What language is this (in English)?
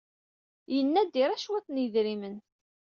Kabyle